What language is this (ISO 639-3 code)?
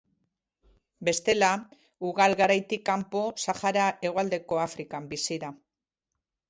eus